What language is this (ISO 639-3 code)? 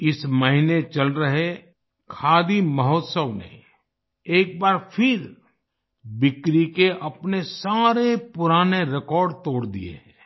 hin